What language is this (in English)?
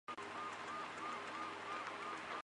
Chinese